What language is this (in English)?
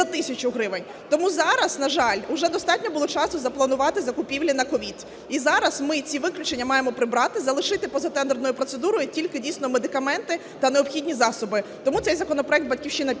Ukrainian